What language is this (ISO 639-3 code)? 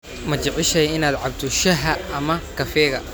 som